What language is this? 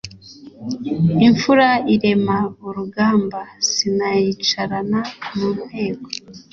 Kinyarwanda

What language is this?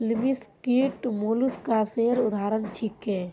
Magahi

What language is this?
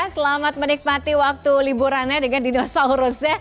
Indonesian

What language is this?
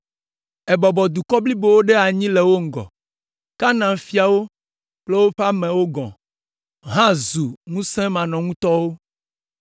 Ewe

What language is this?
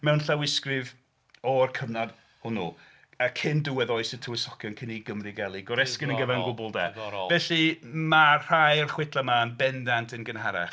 Welsh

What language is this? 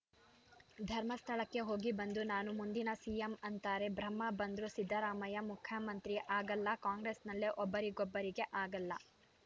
Kannada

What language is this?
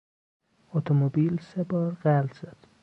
Persian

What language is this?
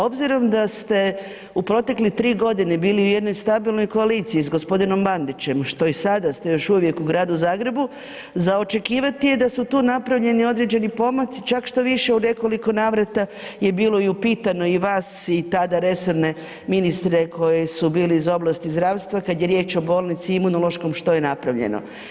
Croatian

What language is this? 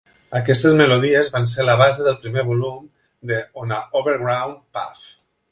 Catalan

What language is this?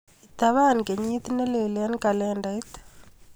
Kalenjin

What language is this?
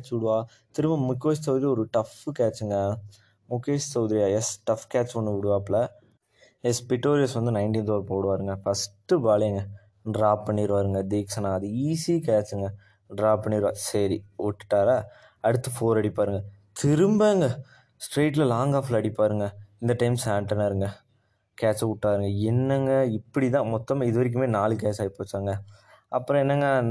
Tamil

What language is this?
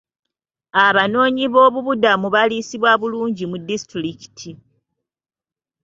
Ganda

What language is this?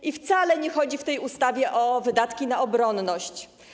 Polish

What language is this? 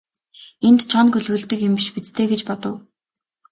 Mongolian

